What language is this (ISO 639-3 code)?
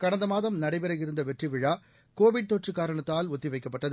tam